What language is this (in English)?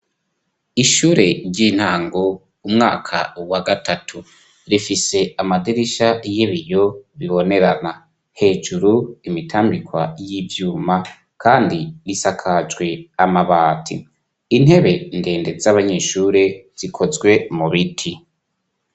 Rundi